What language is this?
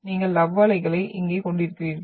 Tamil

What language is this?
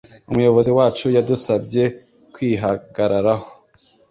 Kinyarwanda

